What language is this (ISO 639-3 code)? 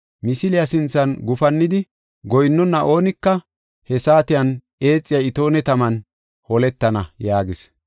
gof